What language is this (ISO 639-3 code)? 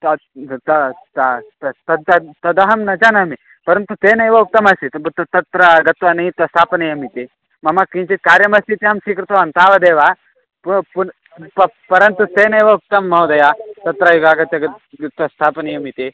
san